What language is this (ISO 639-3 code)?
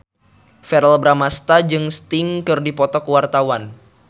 sun